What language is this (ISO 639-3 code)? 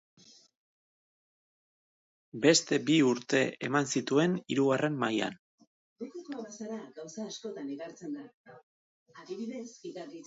eus